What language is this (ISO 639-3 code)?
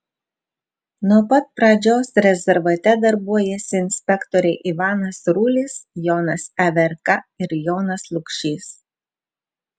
lit